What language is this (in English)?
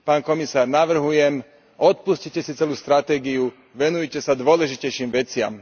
Slovak